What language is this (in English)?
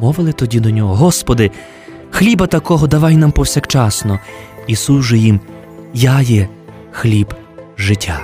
Ukrainian